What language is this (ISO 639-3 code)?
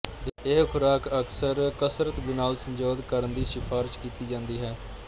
pan